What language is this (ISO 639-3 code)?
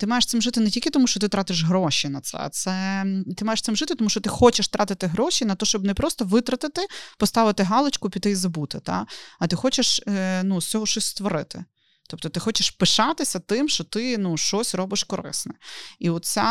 ukr